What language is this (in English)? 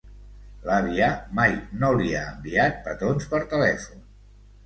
Catalan